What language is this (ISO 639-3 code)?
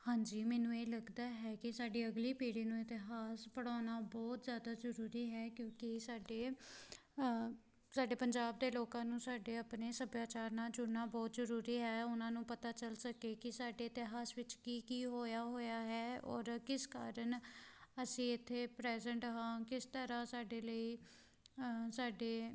pan